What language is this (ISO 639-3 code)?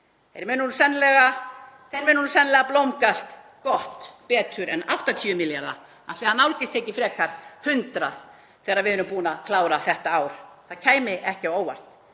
isl